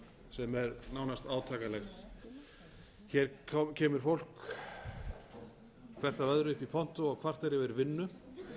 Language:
Icelandic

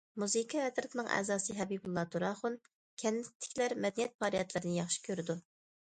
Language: Uyghur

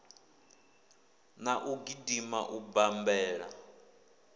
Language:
Venda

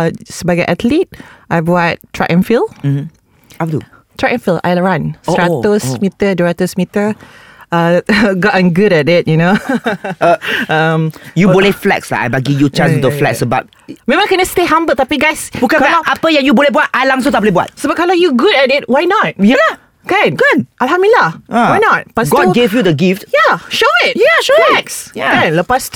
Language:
Malay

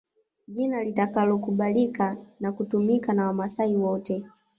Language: Swahili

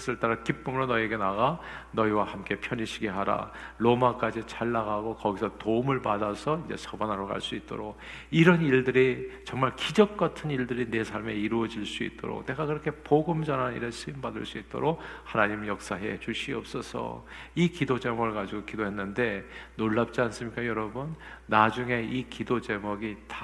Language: Korean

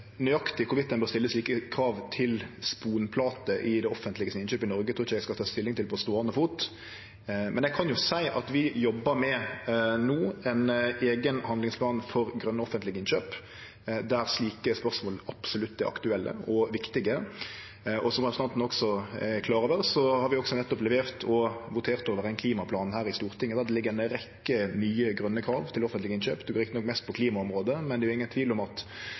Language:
Norwegian Nynorsk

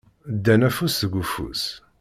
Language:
Kabyle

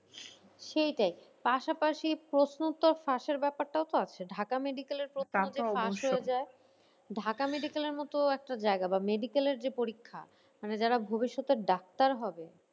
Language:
Bangla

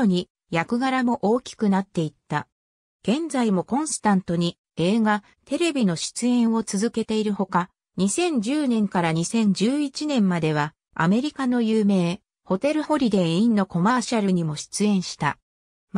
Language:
Japanese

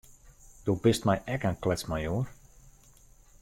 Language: Western Frisian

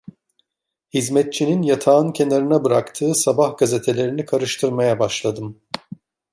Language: Turkish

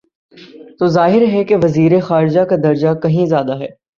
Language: Urdu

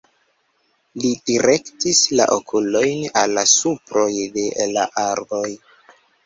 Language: Esperanto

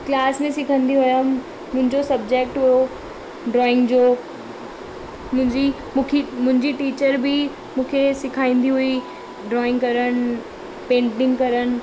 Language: Sindhi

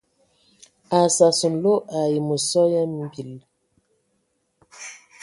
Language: Ewondo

